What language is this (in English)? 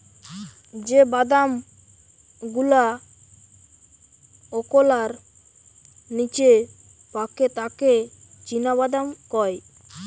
Bangla